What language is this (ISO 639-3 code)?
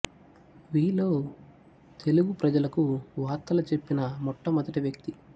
tel